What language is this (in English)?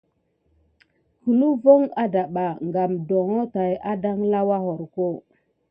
Gidar